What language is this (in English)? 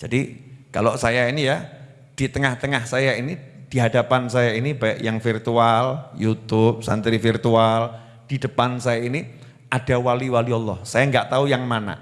Indonesian